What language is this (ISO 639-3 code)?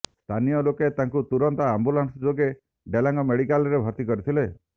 ori